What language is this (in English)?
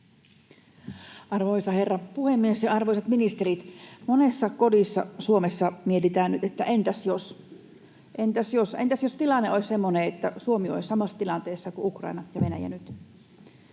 Finnish